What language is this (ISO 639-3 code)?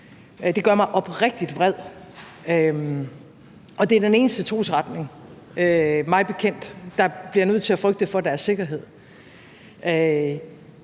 dan